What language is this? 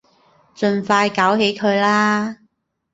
Cantonese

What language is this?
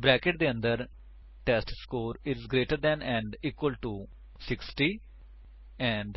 Punjabi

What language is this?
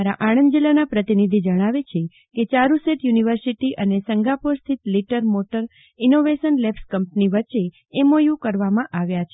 Gujarati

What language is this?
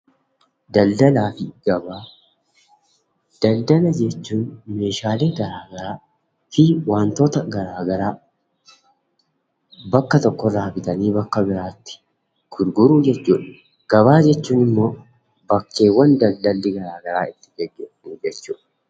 Oromo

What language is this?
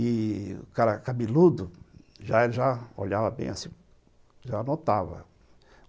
Portuguese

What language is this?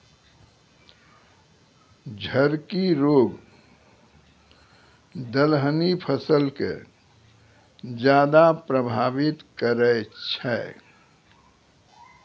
Maithili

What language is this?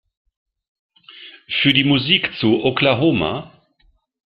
German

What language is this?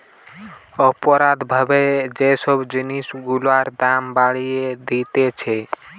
Bangla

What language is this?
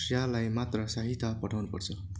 Nepali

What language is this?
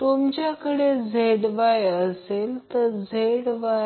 Marathi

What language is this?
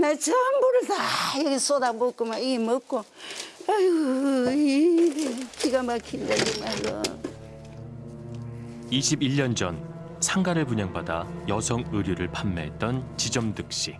Korean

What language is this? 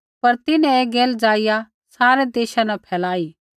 Kullu Pahari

